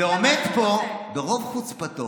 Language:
Hebrew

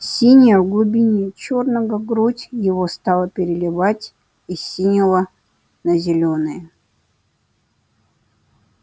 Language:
Russian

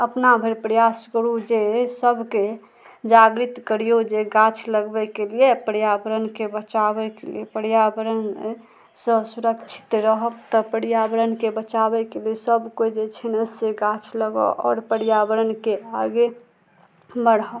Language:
Maithili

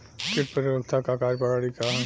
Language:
Bhojpuri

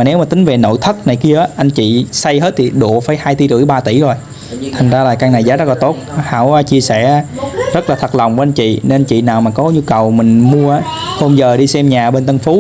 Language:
Vietnamese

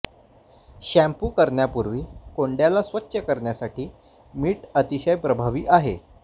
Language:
Marathi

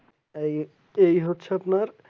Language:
Bangla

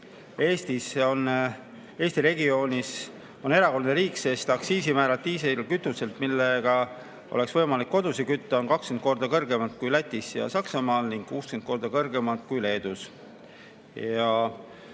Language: Estonian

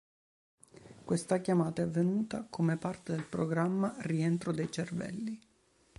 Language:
Italian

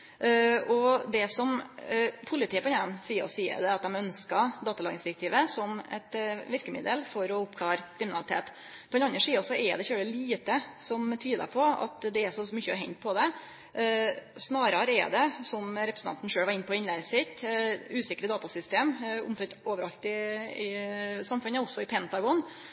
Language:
Norwegian Nynorsk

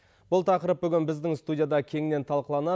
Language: Kazakh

